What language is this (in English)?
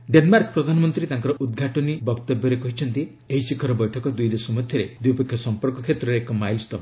Odia